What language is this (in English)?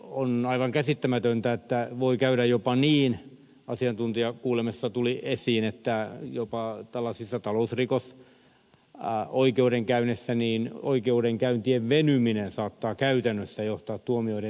Finnish